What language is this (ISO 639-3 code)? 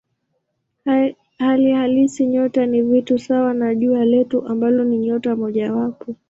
swa